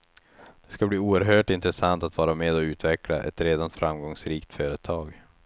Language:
Swedish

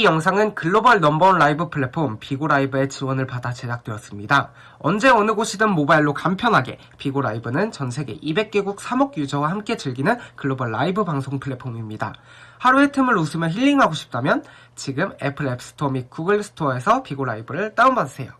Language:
Korean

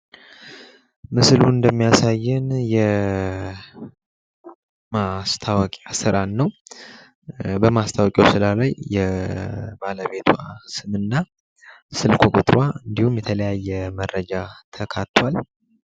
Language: Amharic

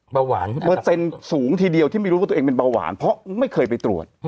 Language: Thai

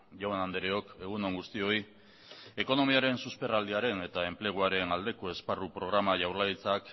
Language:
Basque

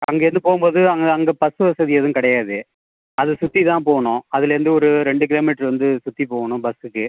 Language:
Tamil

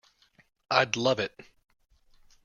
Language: English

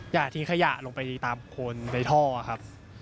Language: Thai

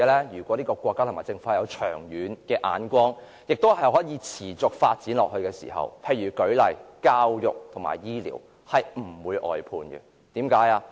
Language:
Cantonese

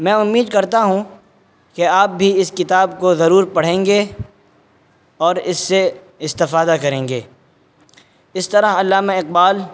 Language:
Urdu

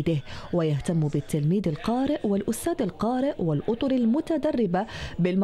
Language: Arabic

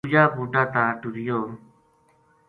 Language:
Gujari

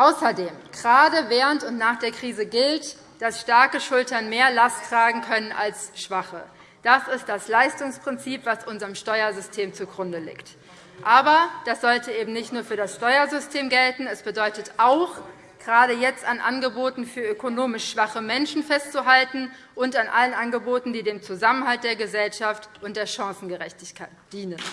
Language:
German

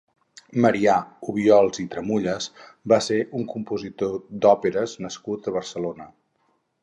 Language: Catalan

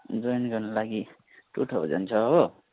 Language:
Nepali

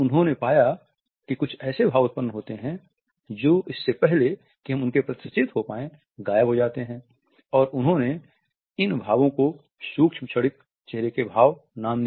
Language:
Hindi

